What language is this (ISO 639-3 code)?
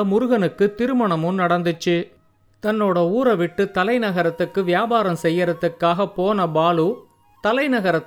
tam